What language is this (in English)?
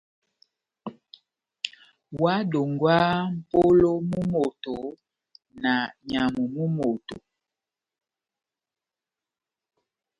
Batanga